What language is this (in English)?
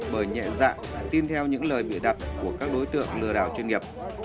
Vietnamese